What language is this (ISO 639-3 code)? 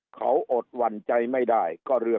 tha